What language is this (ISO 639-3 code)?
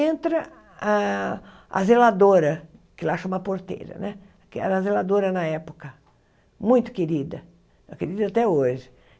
por